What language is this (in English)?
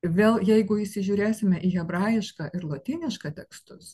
Lithuanian